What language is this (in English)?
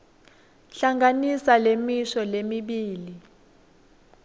Swati